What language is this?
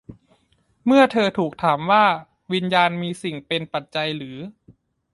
Thai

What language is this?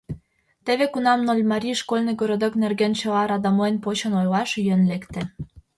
Mari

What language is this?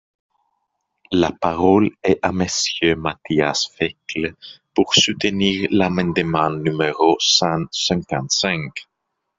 French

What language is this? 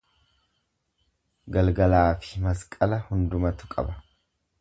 Oromo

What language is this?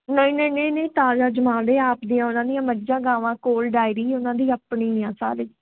Punjabi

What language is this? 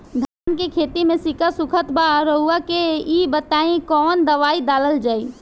Bhojpuri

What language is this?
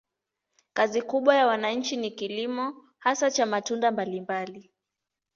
Swahili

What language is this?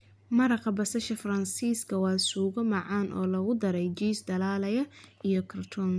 Somali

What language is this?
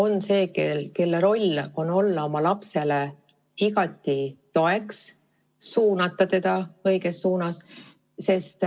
Estonian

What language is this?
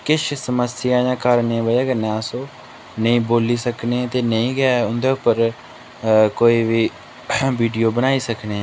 Dogri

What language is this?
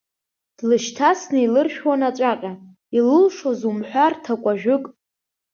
Abkhazian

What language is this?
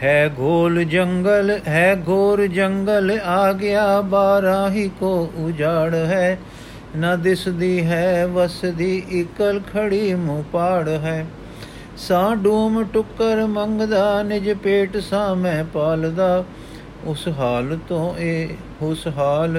Punjabi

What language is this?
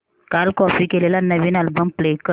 Marathi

